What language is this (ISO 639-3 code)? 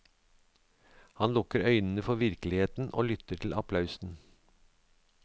nor